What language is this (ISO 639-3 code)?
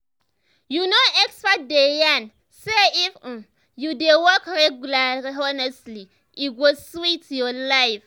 pcm